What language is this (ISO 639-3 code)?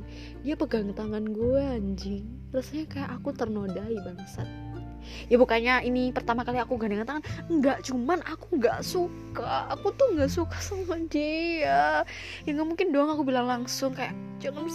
ind